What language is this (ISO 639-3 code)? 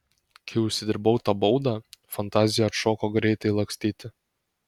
lit